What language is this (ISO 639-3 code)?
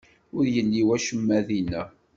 kab